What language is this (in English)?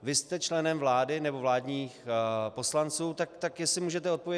Czech